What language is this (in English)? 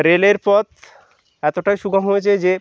Bangla